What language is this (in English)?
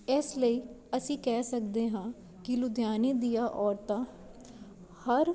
Punjabi